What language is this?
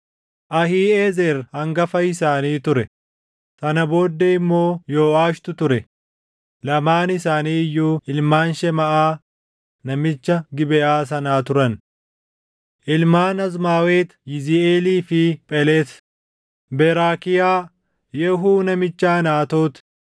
Oromo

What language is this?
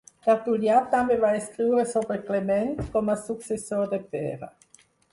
Catalan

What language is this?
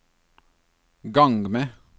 Norwegian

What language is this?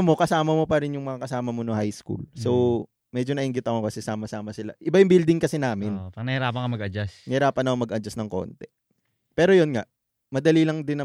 Filipino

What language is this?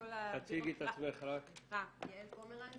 Hebrew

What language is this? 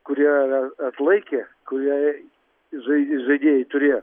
Lithuanian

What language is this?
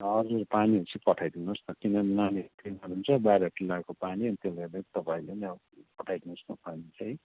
Nepali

